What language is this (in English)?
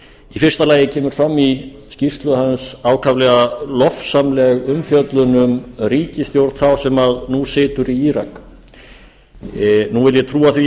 Icelandic